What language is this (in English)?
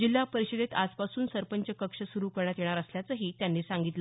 Marathi